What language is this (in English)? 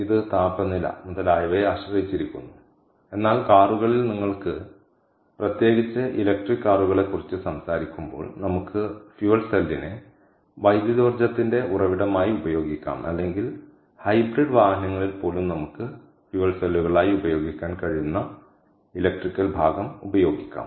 Malayalam